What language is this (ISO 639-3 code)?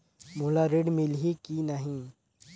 hne